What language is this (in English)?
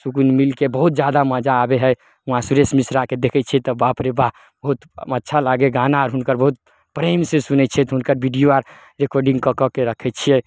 Maithili